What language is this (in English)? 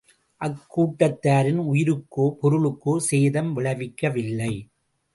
Tamil